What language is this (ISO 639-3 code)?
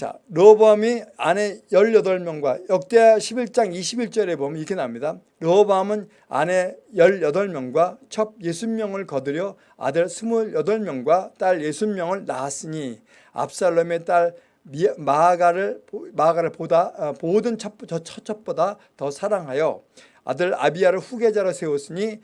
kor